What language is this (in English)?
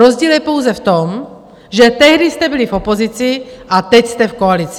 Czech